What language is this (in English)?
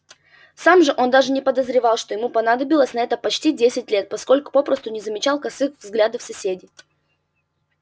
Russian